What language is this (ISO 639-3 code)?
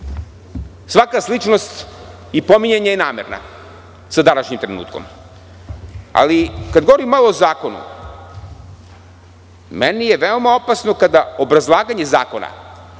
srp